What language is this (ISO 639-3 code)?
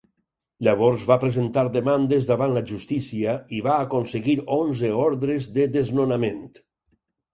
cat